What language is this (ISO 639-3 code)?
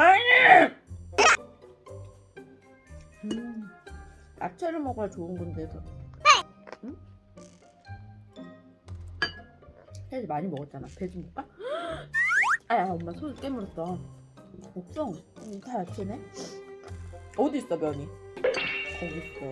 kor